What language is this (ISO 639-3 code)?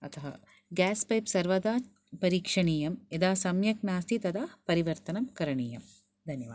san